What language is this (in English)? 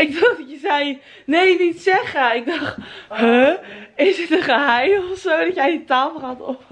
Dutch